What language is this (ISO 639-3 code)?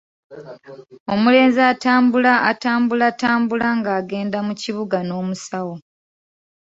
lug